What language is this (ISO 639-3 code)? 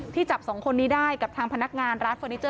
tha